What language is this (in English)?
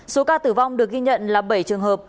Vietnamese